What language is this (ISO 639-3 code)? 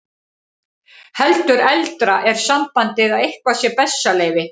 isl